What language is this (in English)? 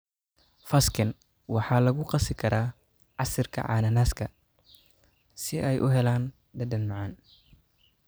Somali